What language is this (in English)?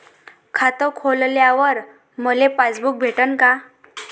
Marathi